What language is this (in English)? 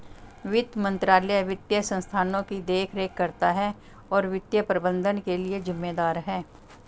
Hindi